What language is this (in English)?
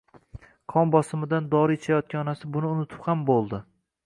Uzbek